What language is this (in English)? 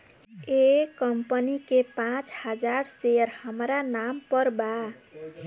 Bhojpuri